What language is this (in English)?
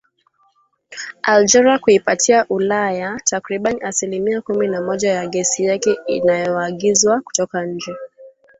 Swahili